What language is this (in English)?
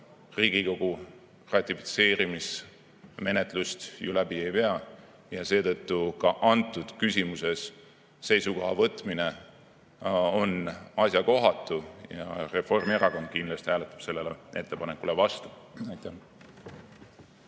Estonian